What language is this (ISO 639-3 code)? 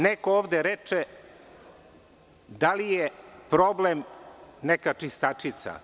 srp